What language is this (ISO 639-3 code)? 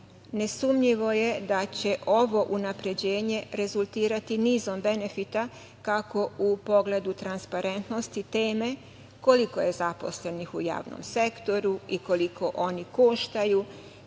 srp